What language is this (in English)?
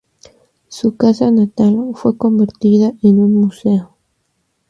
Spanish